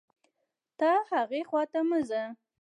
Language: Pashto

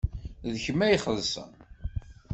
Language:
Kabyle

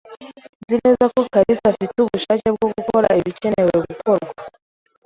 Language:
Kinyarwanda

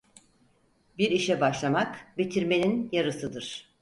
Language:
Turkish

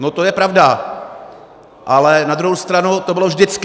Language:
Czech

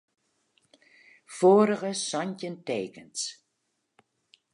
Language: Western Frisian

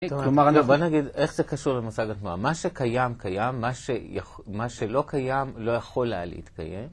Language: Hebrew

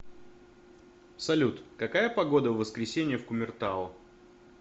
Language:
Russian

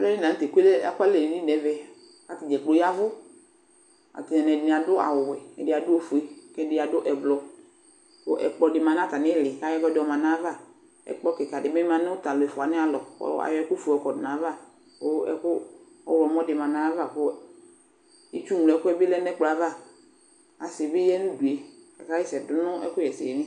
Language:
Ikposo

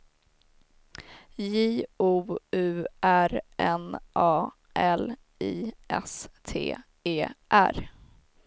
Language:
Swedish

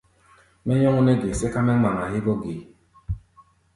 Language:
Gbaya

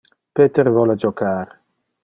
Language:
Interlingua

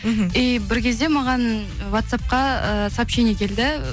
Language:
Kazakh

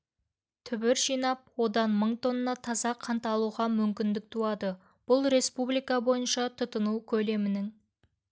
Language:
Kazakh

